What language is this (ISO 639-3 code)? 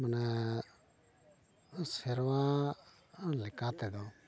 sat